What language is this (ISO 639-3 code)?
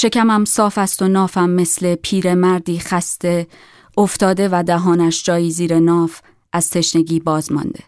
fas